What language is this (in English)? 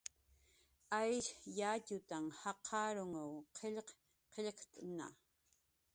Jaqaru